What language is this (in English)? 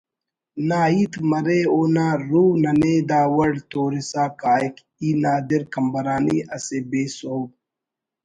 Brahui